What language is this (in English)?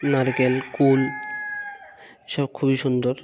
Bangla